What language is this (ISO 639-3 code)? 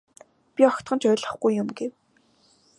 mon